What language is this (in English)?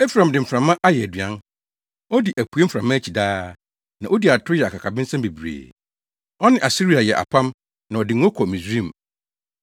Akan